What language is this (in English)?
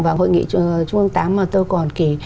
Vietnamese